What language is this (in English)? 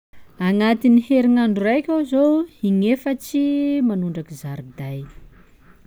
Sakalava Malagasy